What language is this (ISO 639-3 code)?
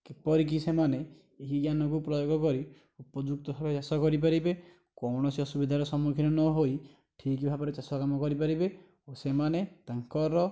ori